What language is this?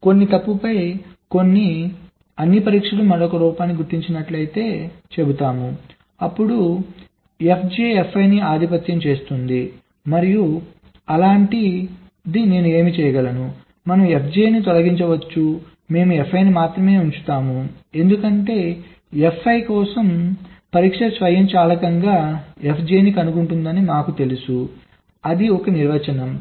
Telugu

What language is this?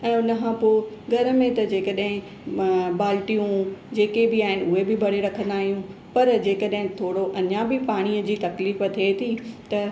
Sindhi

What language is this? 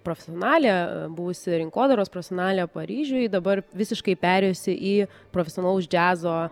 Lithuanian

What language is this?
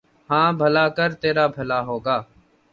Urdu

